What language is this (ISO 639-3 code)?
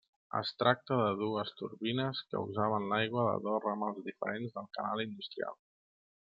cat